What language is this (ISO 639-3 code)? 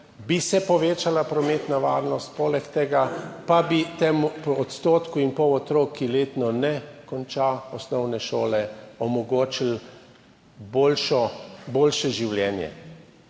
slv